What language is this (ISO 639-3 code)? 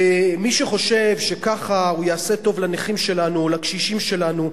heb